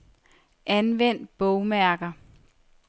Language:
Danish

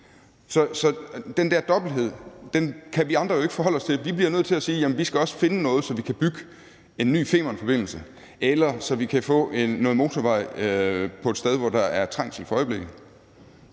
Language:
Danish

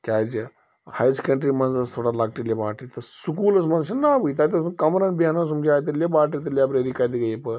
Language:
Kashmiri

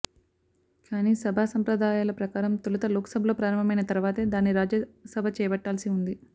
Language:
Telugu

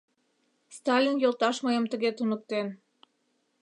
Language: Mari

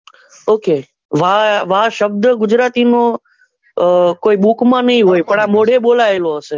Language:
Gujarati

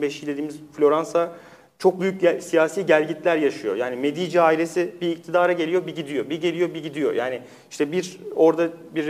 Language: Turkish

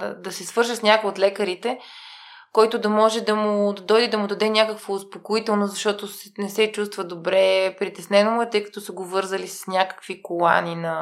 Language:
Bulgarian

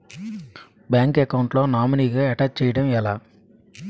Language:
Telugu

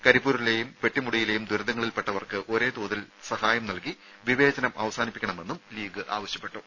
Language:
Malayalam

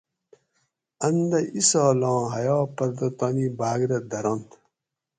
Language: Gawri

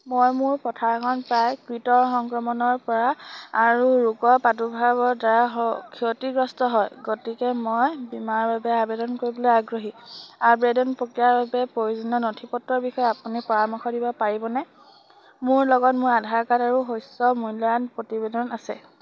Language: Assamese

